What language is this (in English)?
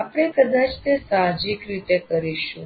Gujarati